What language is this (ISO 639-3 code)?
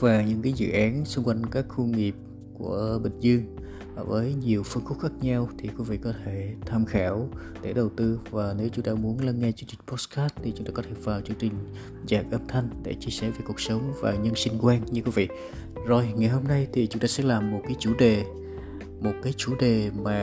vie